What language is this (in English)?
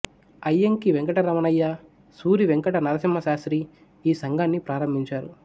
Telugu